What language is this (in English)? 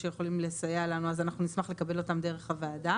Hebrew